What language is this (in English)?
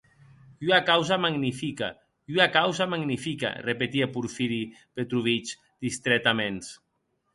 Occitan